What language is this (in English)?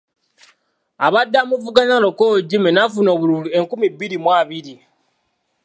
Ganda